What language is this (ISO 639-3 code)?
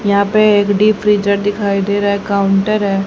hin